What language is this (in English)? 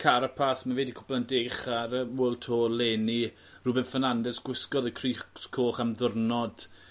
Welsh